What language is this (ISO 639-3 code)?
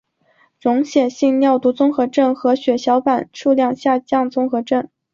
zho